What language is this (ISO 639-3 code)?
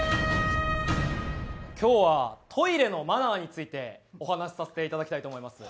jpn